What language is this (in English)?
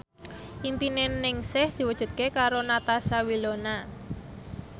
Javanese